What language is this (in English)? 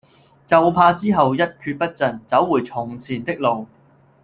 Cantonese